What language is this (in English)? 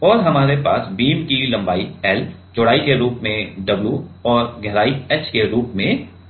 Hindi